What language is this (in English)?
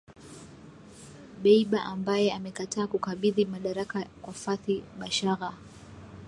Swahili